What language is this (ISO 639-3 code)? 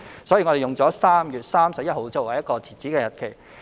yue